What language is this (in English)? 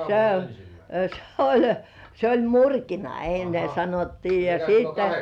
Finnish